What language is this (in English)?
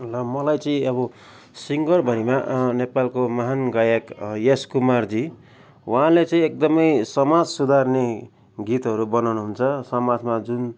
Nepali